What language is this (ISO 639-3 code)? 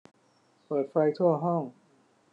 tha